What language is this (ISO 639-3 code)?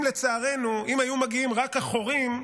heb